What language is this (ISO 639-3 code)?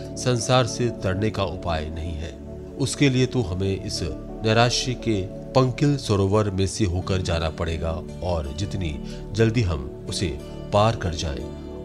hin